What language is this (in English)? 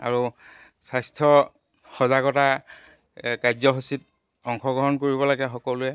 Assamese